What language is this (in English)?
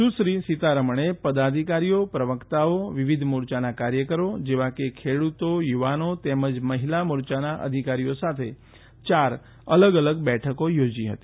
Gujarati